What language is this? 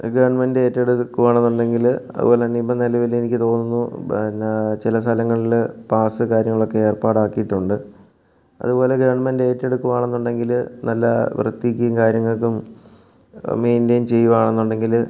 Malayalam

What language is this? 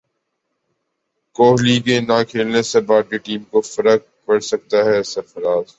Urdu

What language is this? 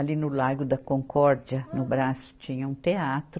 Portuguese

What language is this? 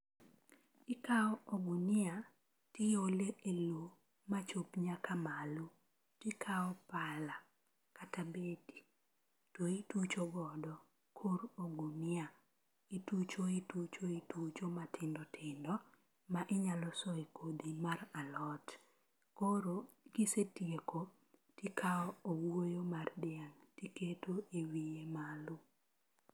Luo (Kenya and Tanzania)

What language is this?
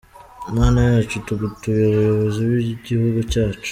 Kinyarwanda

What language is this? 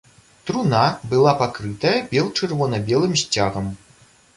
Belarusian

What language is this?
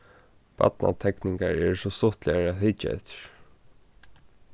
Faroese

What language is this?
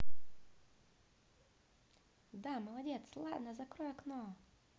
Russian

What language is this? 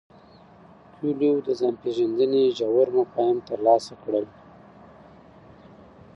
Pashto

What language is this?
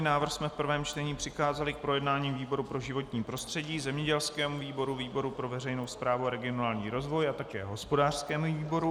Czech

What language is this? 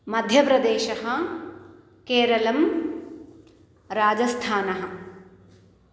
Sanskrit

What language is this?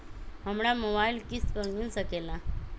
Magahi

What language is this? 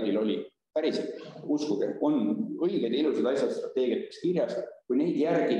Italian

